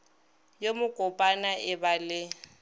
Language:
Northern Sotho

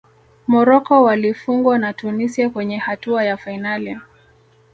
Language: Swahili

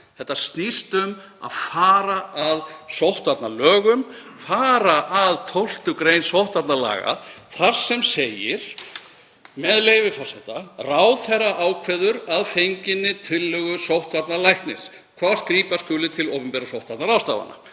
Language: Icelandic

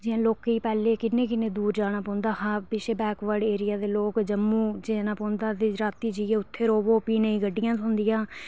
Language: Dogri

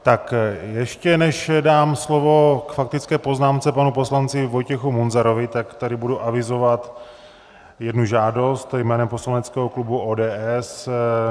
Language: Czech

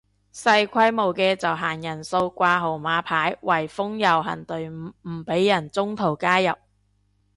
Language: Cantonese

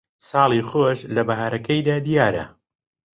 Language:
Central Kurdish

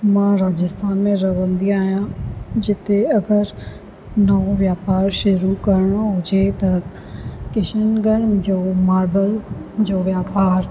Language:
Sindhi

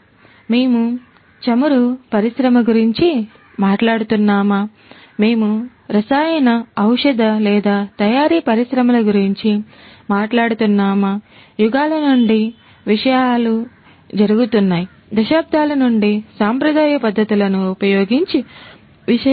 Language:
Telugu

